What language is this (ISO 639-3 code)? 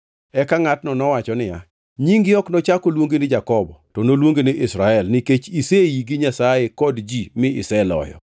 luo